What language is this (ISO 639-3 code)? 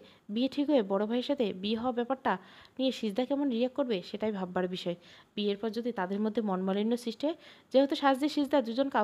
ben